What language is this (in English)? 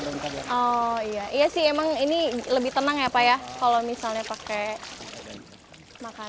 Indonesian